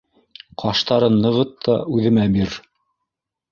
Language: Bashkir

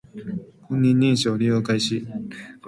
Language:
Japanese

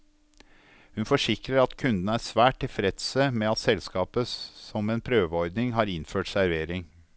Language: Norwegian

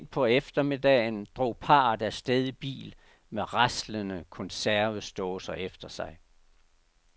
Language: Danish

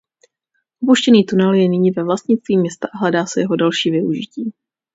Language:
Czech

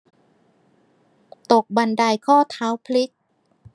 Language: Thai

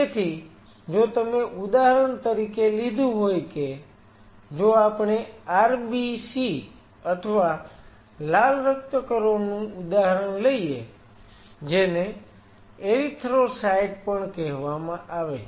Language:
Gujarati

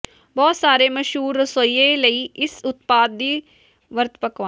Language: Punjabi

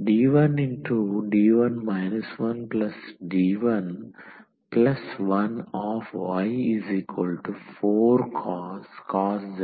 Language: Telugu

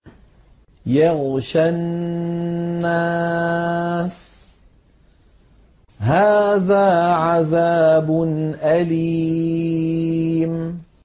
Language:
Arabic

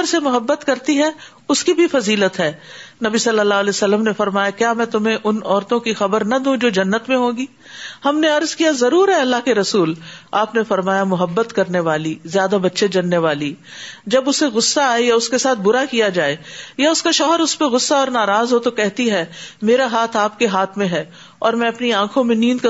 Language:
Urdu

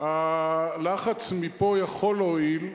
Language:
Hebrew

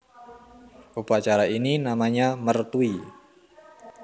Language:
Javanese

